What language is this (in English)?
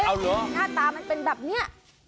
Thai